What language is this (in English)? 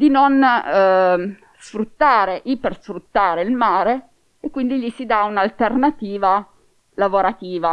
Italian